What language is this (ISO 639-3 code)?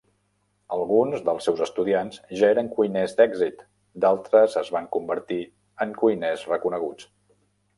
cat